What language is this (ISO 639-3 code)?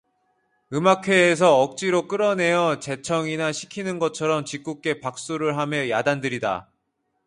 kor